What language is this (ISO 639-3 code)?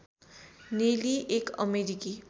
nep